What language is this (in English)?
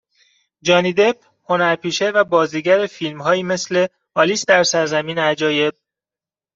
Persian